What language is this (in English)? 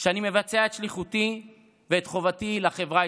Hebrew